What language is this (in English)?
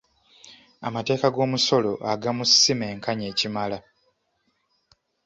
Ganda